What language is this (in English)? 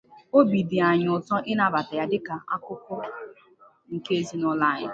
Igbo